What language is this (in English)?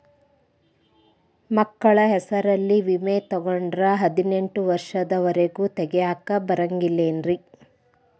Kannada